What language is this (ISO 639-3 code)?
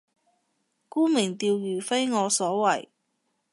yue